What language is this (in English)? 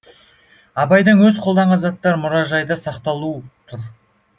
Kazakh